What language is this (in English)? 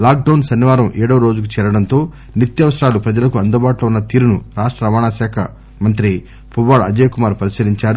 Telugu